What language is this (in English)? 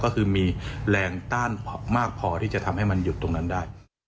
Thai